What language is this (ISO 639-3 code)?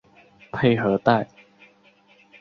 zho